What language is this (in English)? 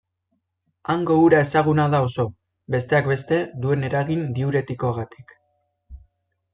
Basque